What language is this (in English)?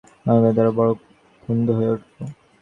Bangla